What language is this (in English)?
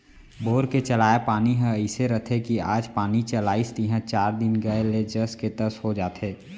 Chhattisgarhi